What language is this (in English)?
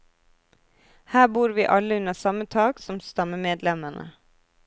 Norwegian